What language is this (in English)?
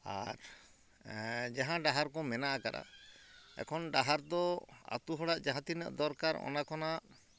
Santali